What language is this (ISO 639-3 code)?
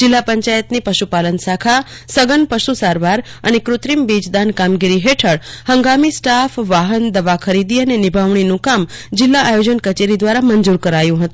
guj